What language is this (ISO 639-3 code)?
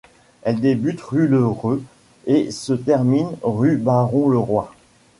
fra